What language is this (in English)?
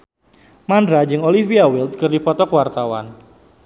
Sundanese